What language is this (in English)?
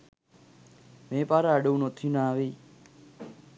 Sinhala